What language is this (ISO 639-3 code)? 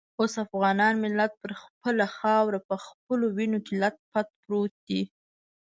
pus